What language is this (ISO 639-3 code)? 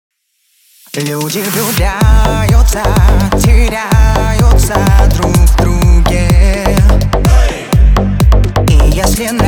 rus